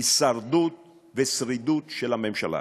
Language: Hebrew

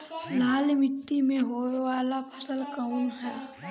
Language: Bhojpuri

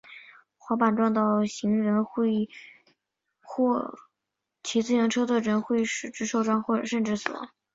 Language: Chinese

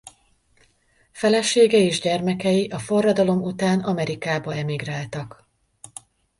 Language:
Hungarian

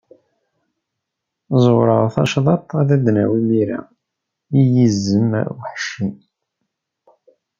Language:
Kabyle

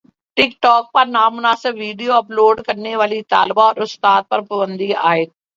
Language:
Urdu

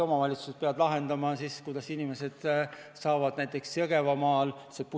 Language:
Estonian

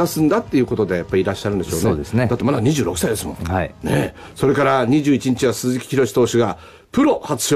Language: Japanese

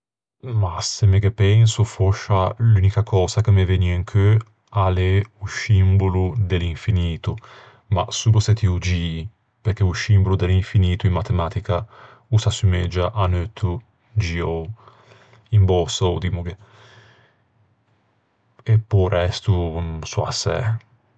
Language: Ligurian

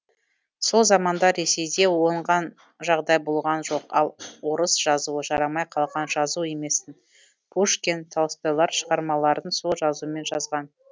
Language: Kazakh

